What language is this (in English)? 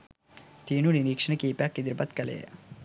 Sinhala